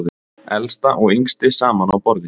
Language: Icelandic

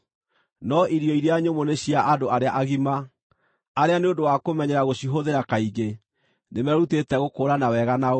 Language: Kikuyu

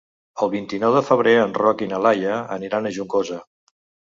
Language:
Catalan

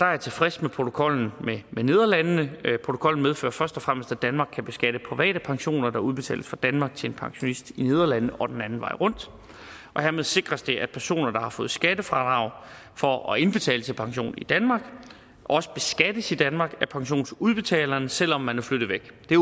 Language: Danish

